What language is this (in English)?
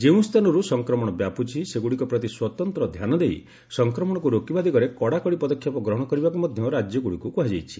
Odia